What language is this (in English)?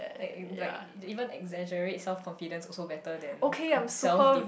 English